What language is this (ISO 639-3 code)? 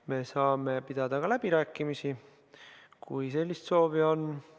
est